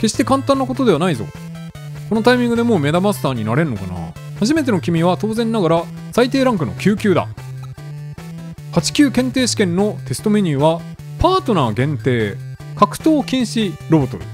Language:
Japanese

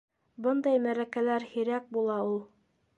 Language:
Bashkir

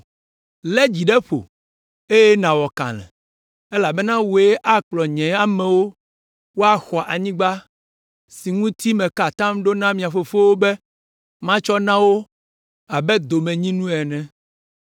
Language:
Ewe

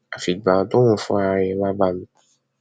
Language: Yoruba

